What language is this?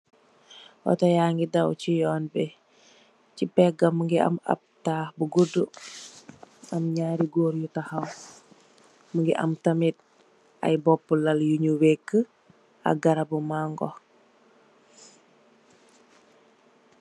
Wolof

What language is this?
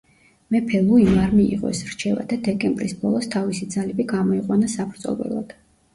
Georgian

